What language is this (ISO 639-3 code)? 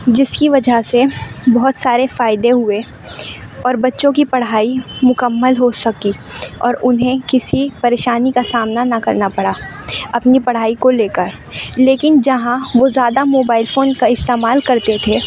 urd